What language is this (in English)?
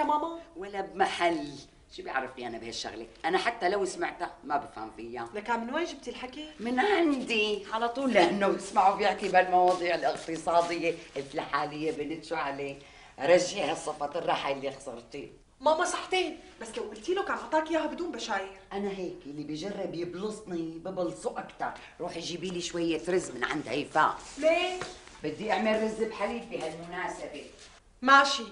Arabic